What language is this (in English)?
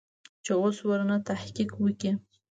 Pashto